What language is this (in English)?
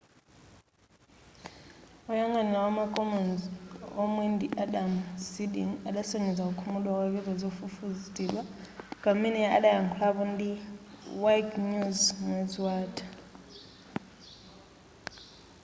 Nyanja